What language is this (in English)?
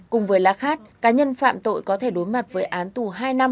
Vietnamese